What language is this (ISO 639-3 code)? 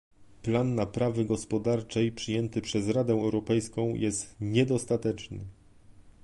pol